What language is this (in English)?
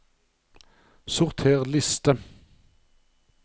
Norwegian